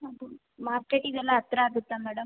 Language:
Kannada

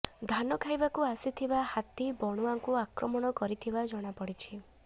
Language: Odia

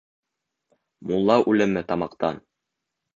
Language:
Bashkir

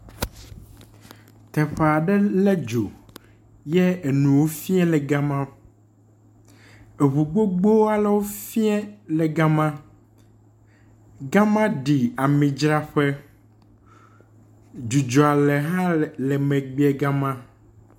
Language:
Ewe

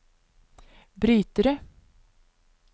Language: Norwegian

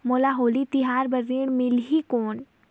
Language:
Chhattisgarhi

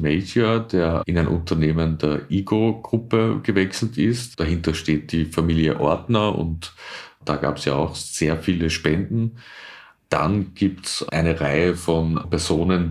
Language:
German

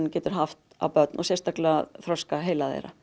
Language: Icelandic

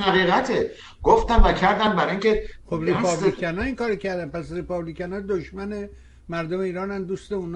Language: Persian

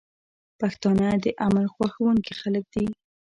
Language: Pashto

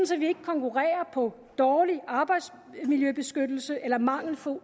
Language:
Danish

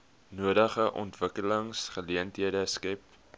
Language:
Afrikaans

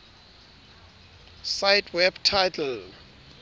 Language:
Southern Sotho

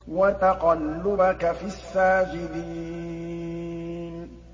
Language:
Arabic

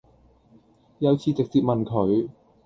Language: Cantonese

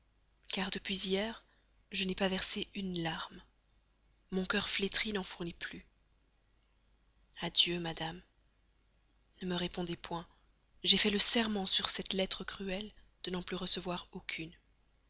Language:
French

